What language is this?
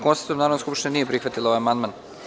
Serbian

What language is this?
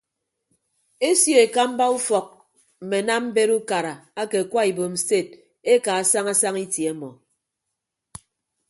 Ibibio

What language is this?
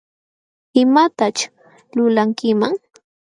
Jauja Wanca Quechua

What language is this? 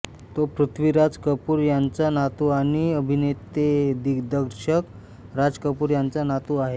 Marathi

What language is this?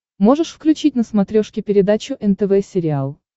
Russian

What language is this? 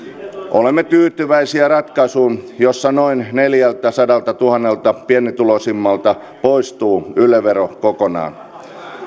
Finnish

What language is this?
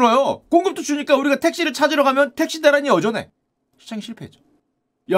Korean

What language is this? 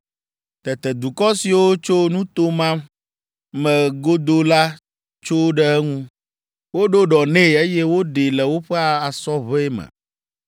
Ewe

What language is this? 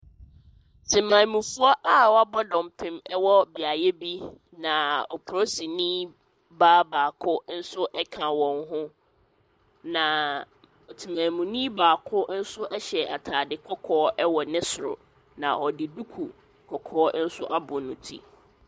Akan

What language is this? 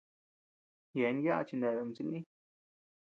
Tepeuxila Cuicatec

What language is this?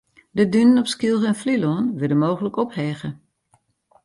Western Frisian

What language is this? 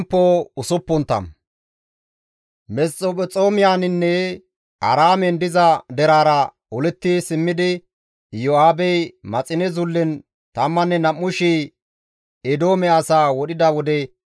Gamo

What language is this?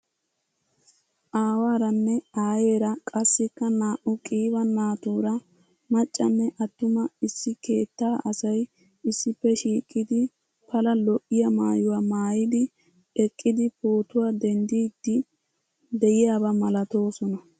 Wolaytta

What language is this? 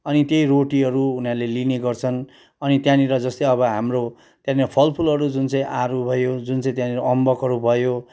Nepali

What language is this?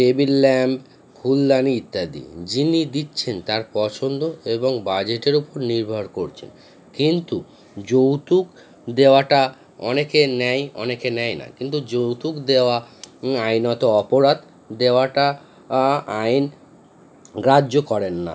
Bangla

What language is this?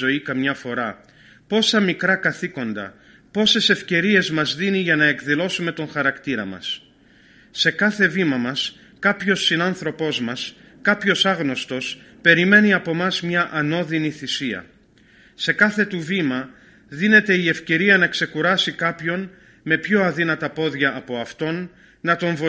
Greek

